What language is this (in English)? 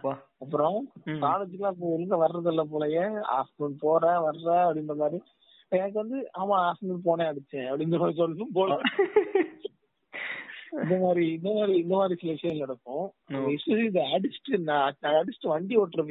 Tamil